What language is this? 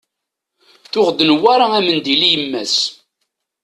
Kabyle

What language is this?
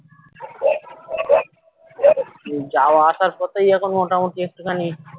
Bangla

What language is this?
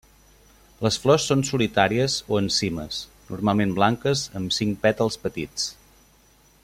Catalan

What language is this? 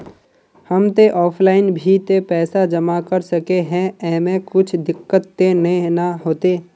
Magahi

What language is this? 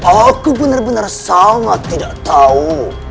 Indonesian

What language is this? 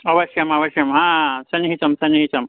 Sanskrit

